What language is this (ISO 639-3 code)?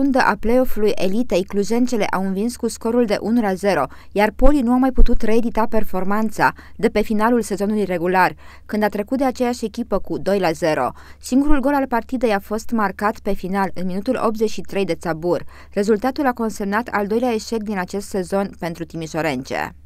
ron